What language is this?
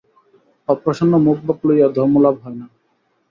Bangla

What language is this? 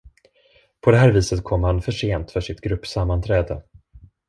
Swedish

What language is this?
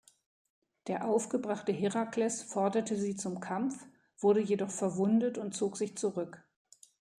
German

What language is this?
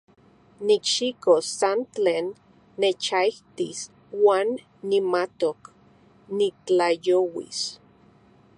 Central Puebla Nahuatl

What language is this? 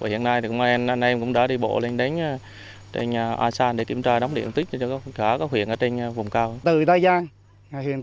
Vietnamese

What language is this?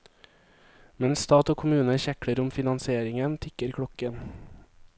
Norwegian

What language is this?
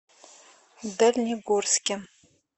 Russian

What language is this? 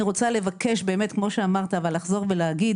Hebrew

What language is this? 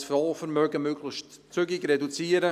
Swiss German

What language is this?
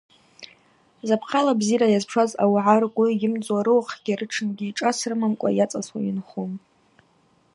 Abaza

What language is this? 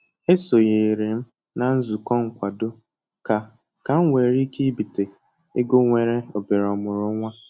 Igbo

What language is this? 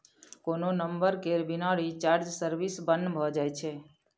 Maithili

